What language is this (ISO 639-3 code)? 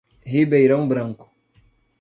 por